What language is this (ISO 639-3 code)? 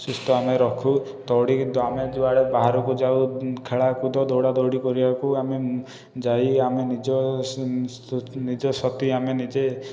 ori